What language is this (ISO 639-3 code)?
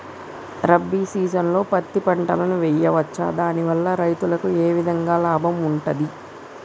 tel